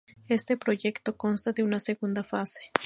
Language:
Spanish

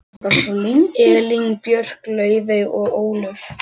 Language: Icelandic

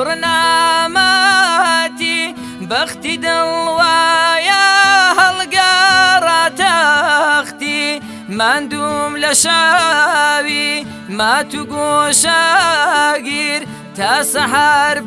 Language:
Kurdish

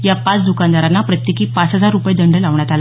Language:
Marathi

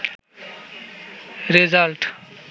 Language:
Bangla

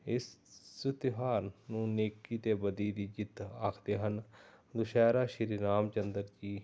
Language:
Punjabi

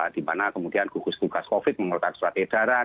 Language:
Indonesian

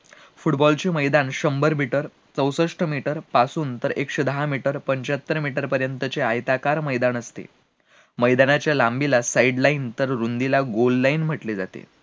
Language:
Marathi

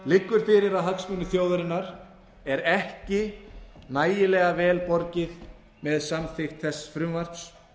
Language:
Icelandic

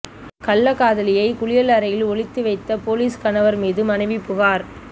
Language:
Tamil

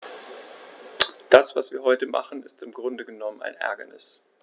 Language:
German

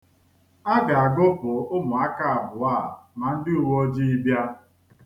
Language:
Igbo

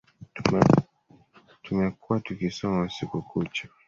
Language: Swahili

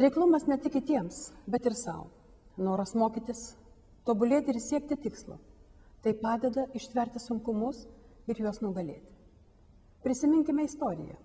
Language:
Lithuanian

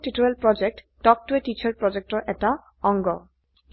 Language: Assamese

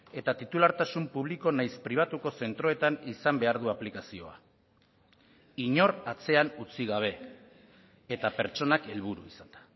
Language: Basque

